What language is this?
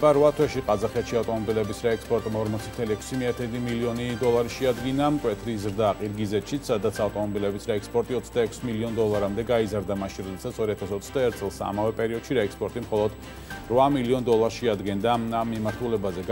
Romanian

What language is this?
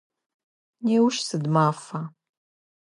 Adyghe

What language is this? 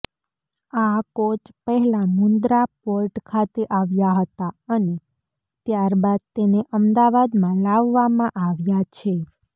Gujarati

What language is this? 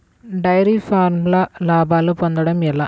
Telugu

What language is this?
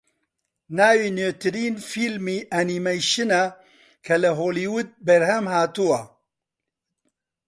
Central Kurdish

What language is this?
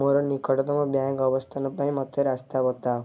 Odia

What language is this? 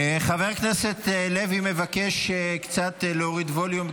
Hebrew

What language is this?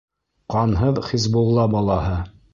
Bashkir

